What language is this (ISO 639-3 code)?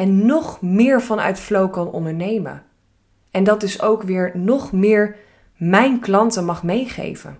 nld